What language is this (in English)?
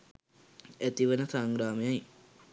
Sinhala